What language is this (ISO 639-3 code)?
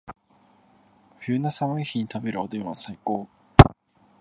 jpn